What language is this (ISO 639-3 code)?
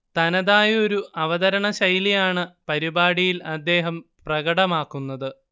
mal